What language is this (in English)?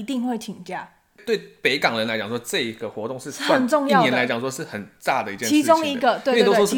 Chinese